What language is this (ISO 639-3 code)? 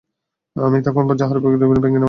ben